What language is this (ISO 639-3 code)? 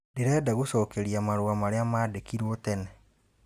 kik